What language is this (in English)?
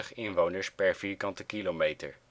Dutch